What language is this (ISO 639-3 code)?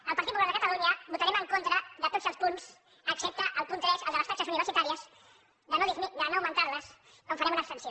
cat